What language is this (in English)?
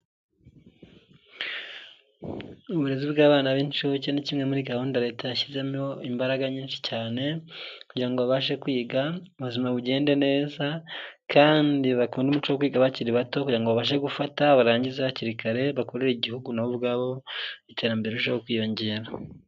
Kinyarwanda